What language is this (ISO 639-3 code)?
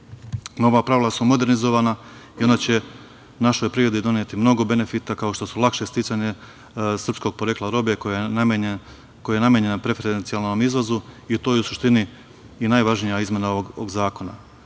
srp